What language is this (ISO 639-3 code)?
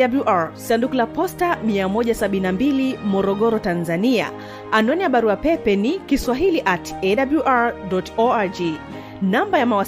swa